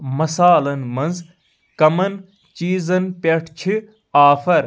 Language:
Kashmiri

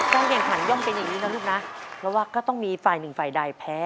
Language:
Thai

